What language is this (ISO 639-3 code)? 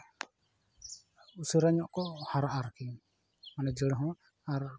sat